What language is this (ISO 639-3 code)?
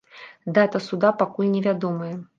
bel